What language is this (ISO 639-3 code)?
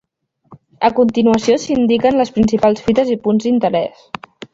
cat